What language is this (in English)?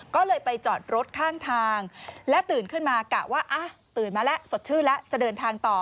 Thai